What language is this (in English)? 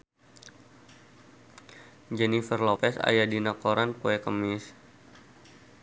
Sundanese